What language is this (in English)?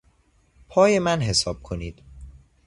Persian